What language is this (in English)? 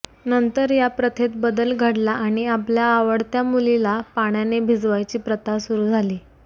Marathi